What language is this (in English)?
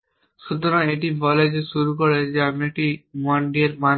Bangla